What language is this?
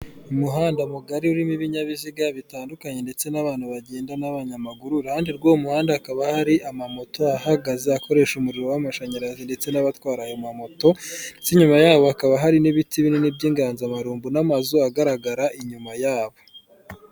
Kinyarwanda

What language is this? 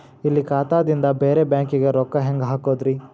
Kannada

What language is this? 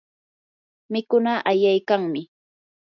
Yanahuanca Pasco Quechua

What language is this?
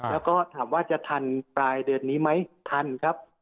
Thai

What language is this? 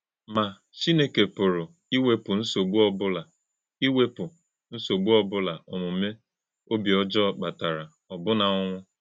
Igbo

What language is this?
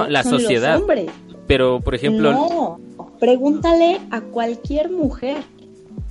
Spanish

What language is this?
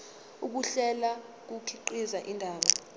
Zulu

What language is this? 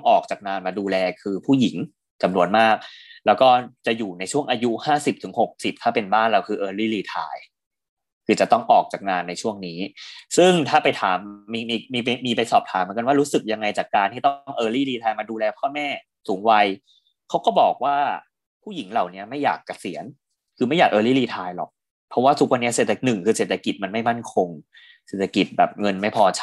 Thai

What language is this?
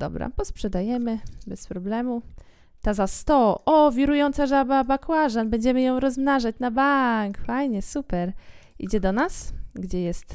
Polish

